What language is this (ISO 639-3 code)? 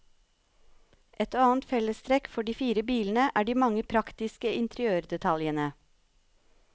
nor